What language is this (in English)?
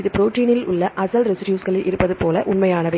Tamil